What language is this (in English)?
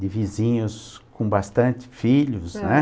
Portuguese